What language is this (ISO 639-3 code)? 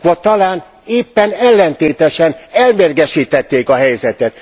hun